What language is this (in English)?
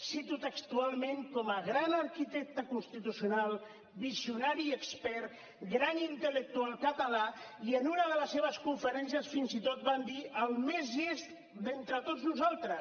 Catalan